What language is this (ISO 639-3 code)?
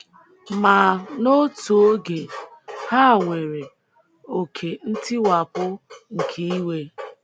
ibo